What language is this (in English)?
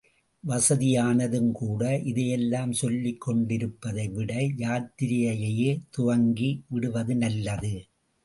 Tamil